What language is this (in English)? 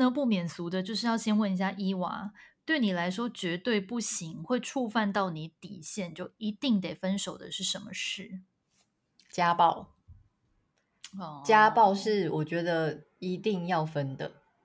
Chinese